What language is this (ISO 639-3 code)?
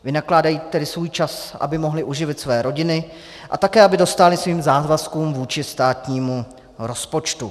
ces